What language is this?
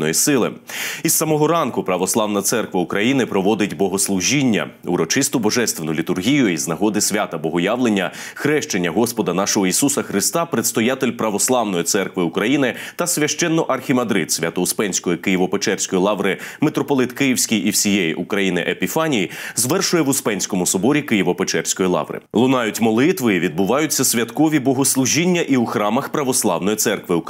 Ukrainian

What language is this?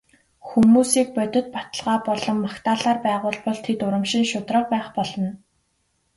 Mongolian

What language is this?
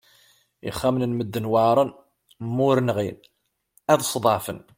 Kabyle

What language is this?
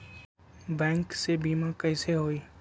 Magahi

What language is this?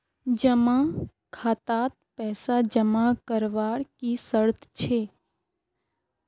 Magahi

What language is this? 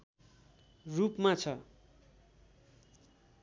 Nepali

